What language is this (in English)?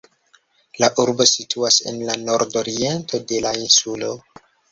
Esperanto